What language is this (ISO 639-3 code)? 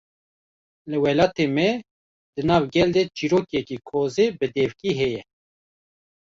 kur